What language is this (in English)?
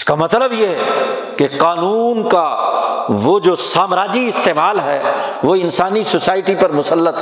Urdu